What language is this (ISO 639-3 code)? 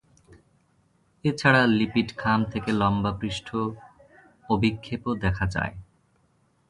ben